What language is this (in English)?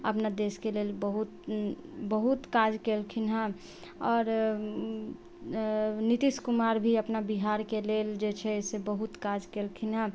Maithili